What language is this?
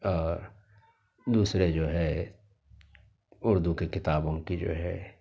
Urdu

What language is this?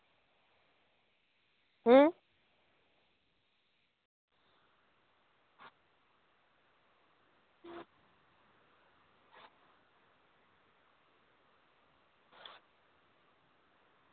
Santali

